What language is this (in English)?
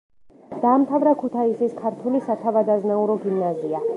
Georgian